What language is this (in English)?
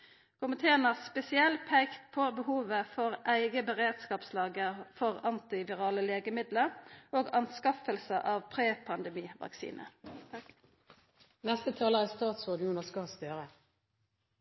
Norwegian Nynorsk